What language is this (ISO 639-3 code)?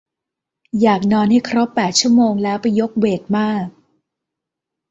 tha